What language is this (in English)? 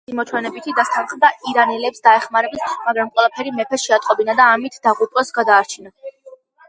Georgian